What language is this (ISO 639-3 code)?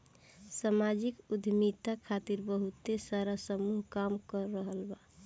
bho